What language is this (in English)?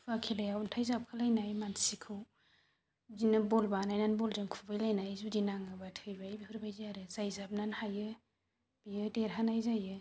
Bodo